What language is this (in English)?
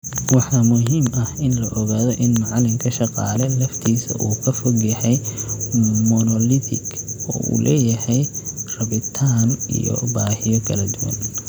Somali